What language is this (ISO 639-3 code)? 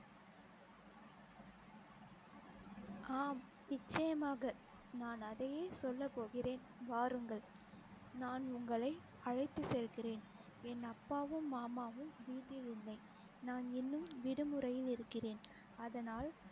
tam